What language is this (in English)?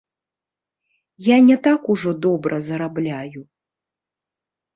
Belarusian